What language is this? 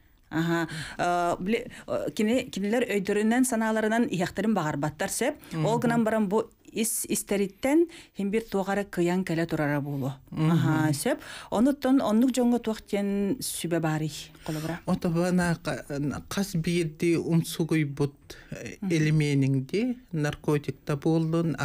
Turkish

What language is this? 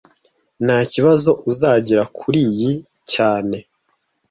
Kinyarwanda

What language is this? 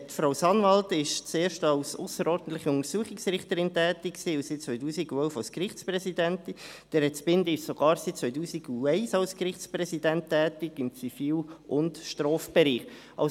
Swiss German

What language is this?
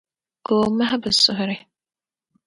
Dagbani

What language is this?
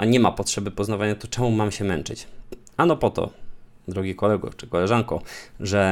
Polish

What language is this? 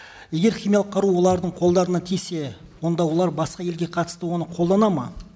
Kazakh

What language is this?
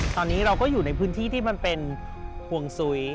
Thai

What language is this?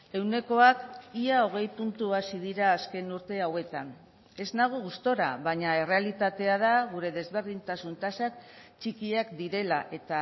Basque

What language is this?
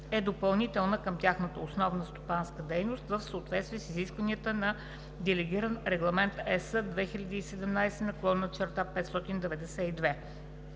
Bulgarian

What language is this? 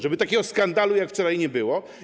Polish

